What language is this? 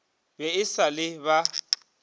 Northern Sotho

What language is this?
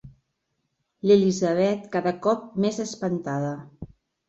Catalan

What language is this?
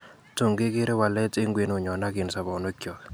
Kalenjin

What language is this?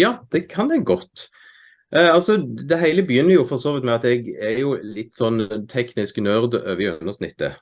Norwegian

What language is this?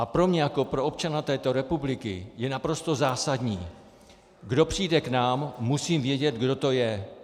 Czech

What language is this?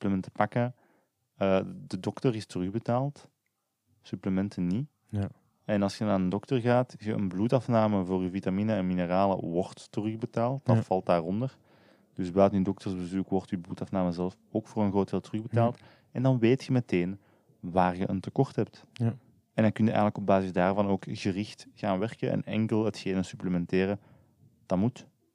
Dutch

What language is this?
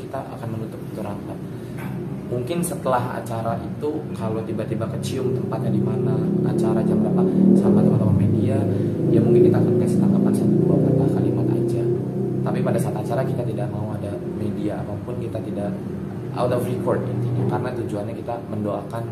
Indonesian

